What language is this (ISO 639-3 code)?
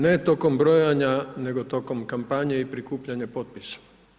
hrv